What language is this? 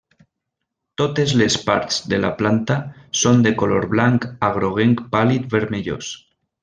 Catalan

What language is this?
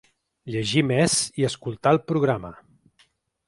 Catalan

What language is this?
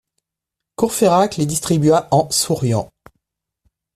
French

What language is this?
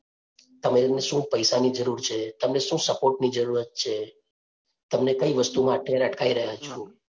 Gujarati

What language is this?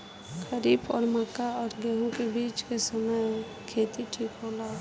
Bhojpuri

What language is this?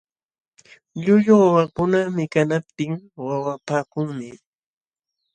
Jauja Wanca Quechua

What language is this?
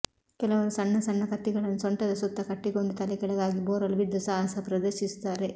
Kannada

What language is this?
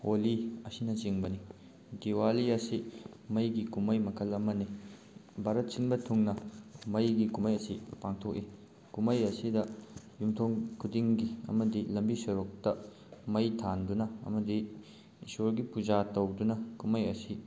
Manipuri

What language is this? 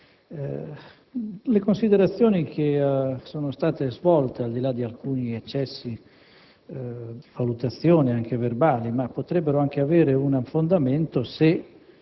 Italian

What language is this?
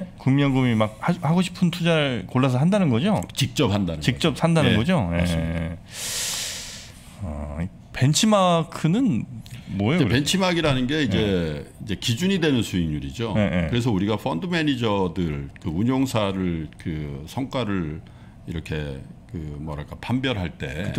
Korean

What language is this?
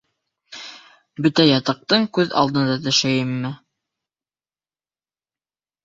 Bashkir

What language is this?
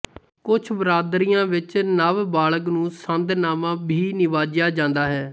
Punjabi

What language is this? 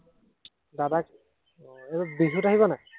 Assamese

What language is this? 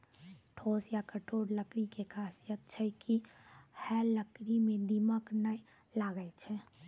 Maithili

